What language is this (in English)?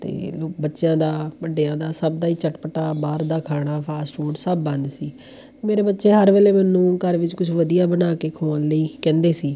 Punjabi